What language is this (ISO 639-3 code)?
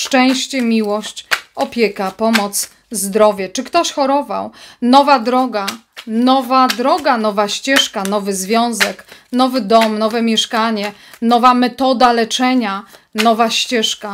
pol